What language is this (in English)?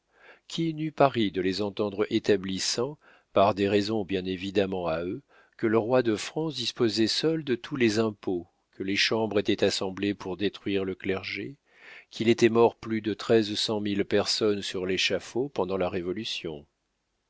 French